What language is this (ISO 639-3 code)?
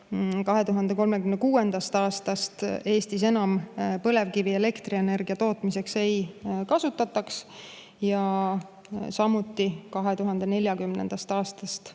est